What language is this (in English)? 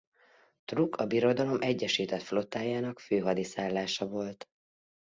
Hungarian